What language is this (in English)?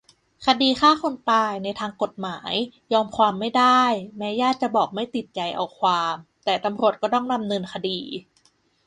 Thai